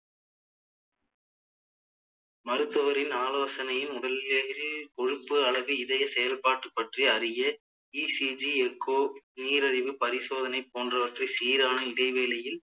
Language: Tamil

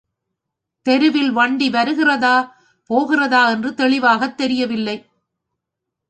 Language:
Tamil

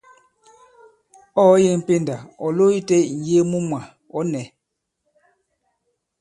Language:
Bankon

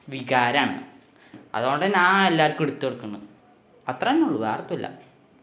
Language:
Malayalam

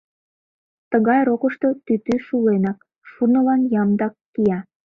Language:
Mari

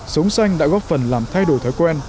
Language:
Vietnamese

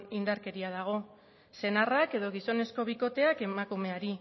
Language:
Basque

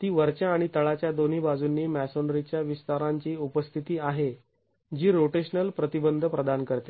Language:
Marathi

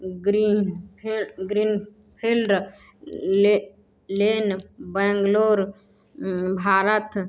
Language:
Maithili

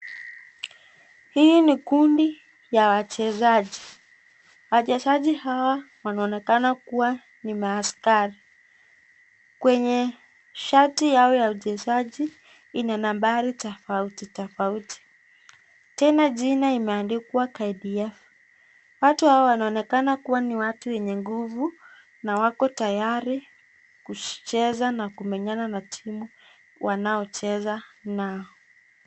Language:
Swahili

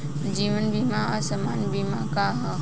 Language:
Bhojpuri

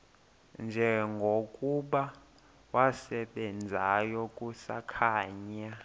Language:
Xhosa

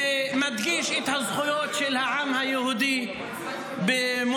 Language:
Hebrew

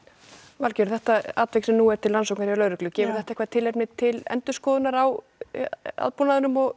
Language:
Icelandic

